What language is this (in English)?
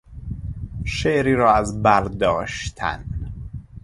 Persian